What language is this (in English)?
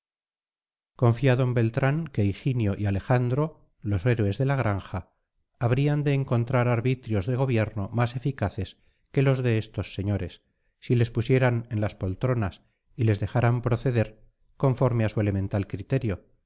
Spanish